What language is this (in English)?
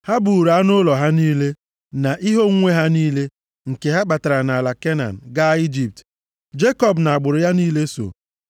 Igbo